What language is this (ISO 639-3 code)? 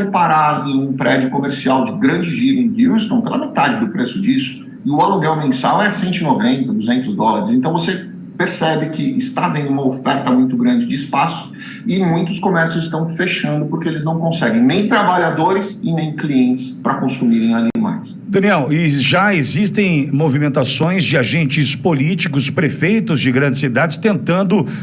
por